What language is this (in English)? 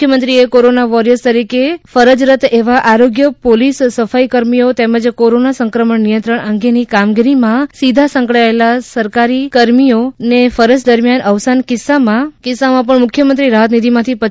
Gujarati